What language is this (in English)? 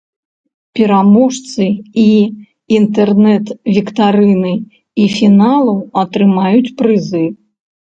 Belarusian